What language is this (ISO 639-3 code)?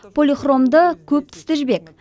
kaz